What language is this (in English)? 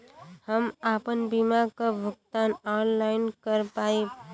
Bhojpuri